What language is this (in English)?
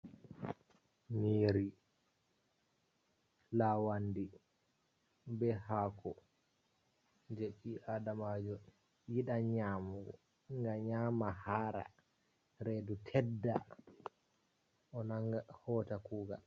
Fula